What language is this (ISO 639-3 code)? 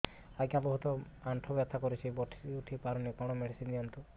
ori